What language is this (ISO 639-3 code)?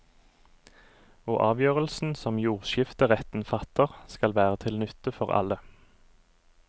nor